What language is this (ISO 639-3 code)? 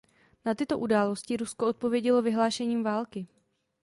ces